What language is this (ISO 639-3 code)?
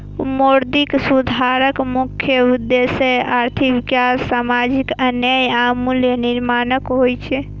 mai